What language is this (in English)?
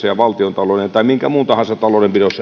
Finnish